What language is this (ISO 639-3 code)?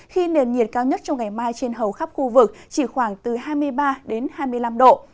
vie